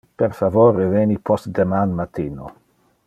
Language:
Interlingua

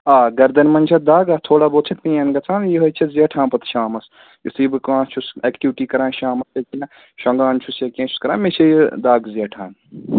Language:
Kashmiri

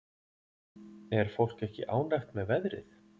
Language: Icelandic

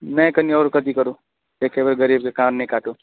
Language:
Maithili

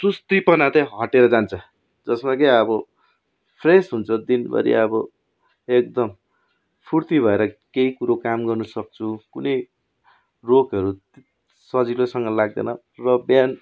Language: Nepali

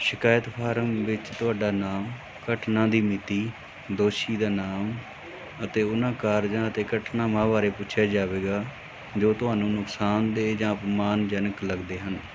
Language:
Punjabi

